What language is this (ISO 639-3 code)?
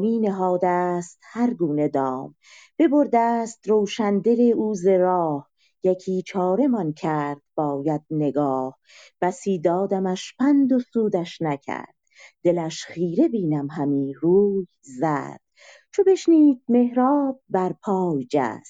fas